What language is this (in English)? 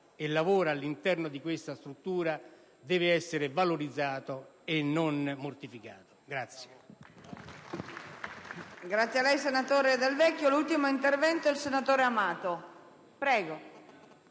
Italian